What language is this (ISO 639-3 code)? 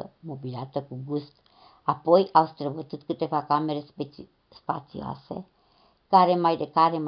ron